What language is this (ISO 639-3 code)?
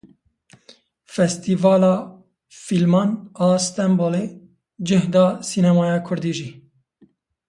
kur